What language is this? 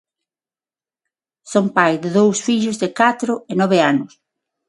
Galician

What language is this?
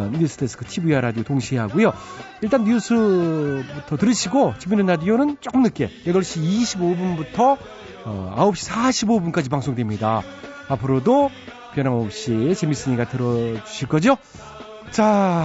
Korean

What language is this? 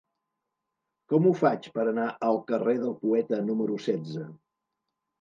Catalan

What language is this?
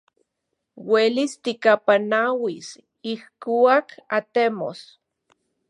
Central Puebla Nahuatl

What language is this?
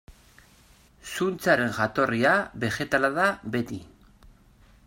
Basque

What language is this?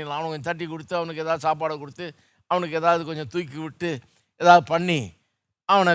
Tamil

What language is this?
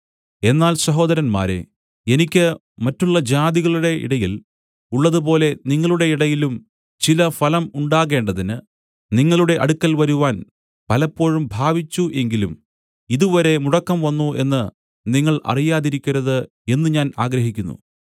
Malayalam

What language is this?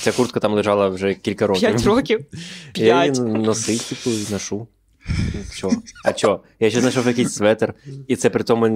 Ukrainian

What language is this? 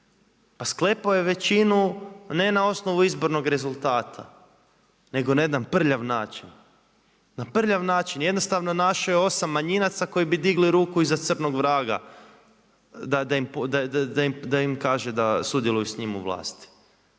Croatian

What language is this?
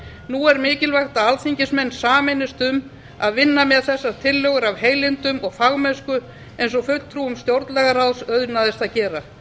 Icelandic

